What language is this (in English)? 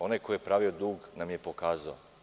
Serbian